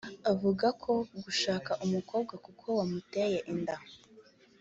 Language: Kinyarwanda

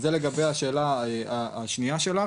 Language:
Hebrew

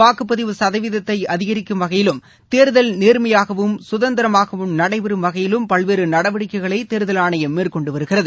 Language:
Tamil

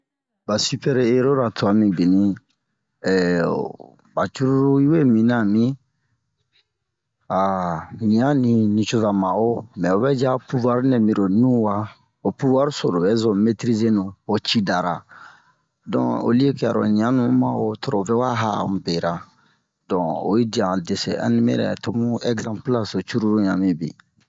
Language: Bomu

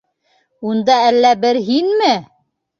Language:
Bashkir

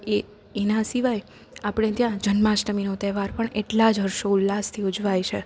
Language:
Gujarati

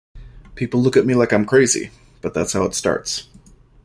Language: English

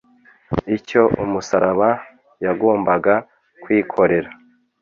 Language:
Kinyarwanda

